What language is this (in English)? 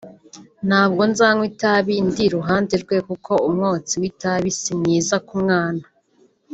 Kinyarwanda